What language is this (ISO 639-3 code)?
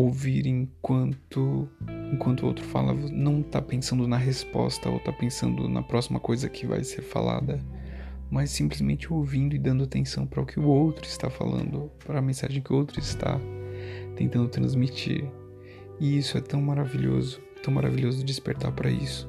por